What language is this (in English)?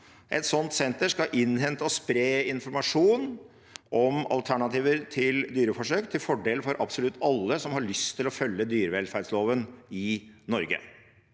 Norwegian